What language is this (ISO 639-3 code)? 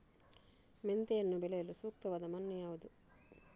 kan